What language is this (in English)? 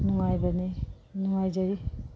Manipuri